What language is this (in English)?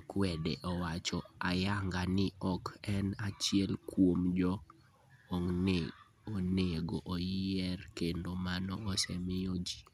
Luo (Kenya and Tanzania)